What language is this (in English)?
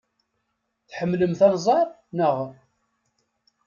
Kabyle